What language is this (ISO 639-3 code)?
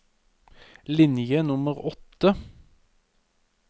nor